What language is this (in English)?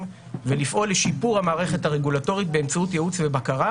Hebrew